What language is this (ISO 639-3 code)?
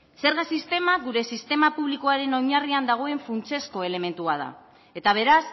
eus